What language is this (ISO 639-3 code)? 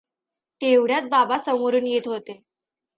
mar